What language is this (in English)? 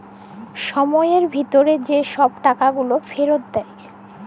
Bangla